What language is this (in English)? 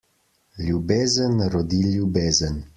Slovenian